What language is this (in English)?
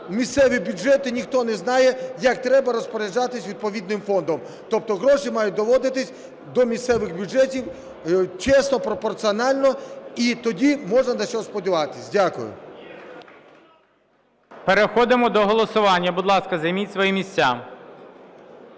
Ukrainian